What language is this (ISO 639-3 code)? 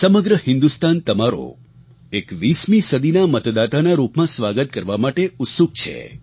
guj